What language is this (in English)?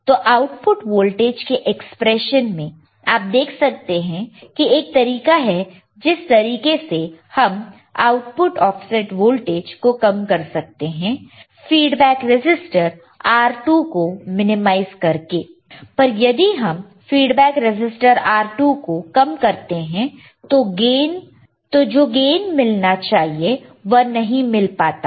Hindi